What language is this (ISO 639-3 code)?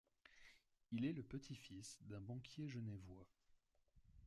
fra